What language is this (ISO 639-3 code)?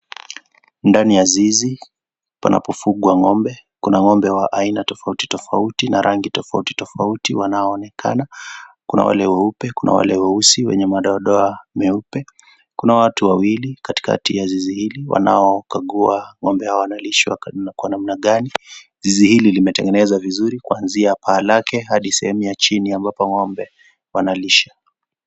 swa